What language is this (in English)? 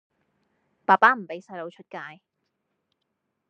Cantonese